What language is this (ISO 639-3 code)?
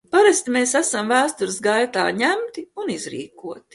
lav